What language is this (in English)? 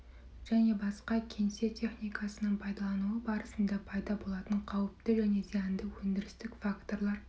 Kazakh